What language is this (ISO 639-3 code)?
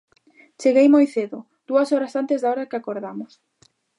glg